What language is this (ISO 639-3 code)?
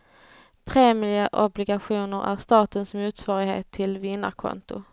swe